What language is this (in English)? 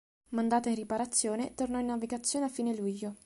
Italian